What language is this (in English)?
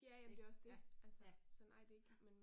Danish